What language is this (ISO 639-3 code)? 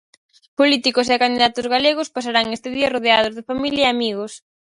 glg